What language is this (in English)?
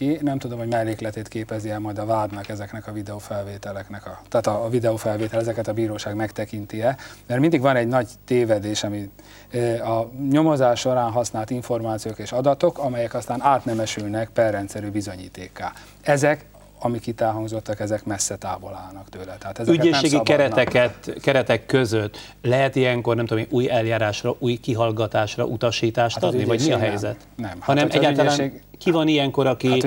Hungarian